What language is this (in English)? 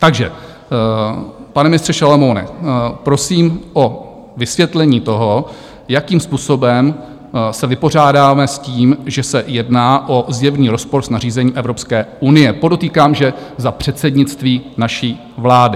Czech